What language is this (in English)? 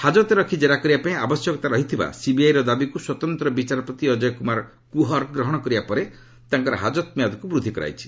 Odia